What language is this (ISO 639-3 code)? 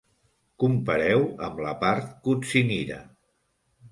cat